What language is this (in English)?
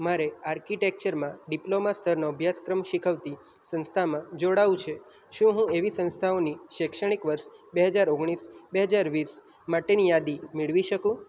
Gujarati